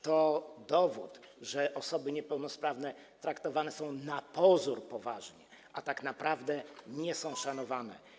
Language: Polish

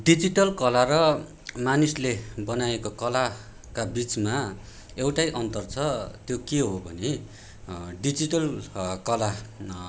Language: Nepali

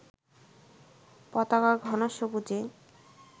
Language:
Bangla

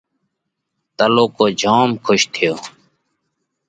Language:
Parkari Koli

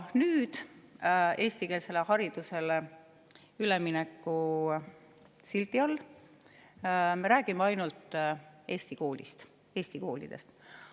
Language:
Estonian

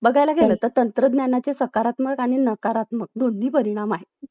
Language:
Marathi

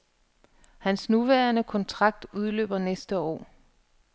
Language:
Danish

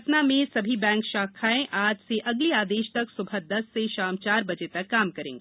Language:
Hindi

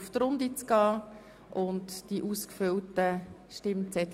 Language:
Swiss German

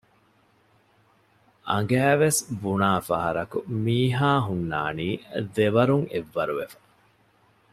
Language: Divehi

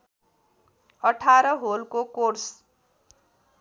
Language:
Nepali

